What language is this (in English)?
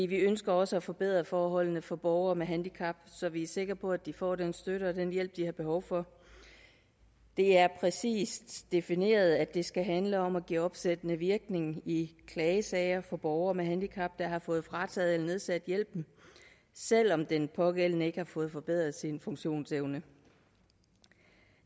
Danish